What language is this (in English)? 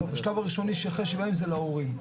Hebrew